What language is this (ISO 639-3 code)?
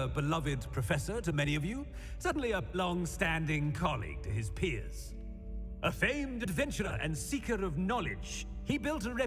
eng